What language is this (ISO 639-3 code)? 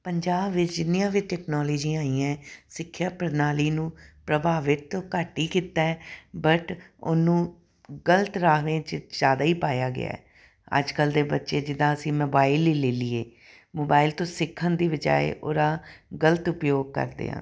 pan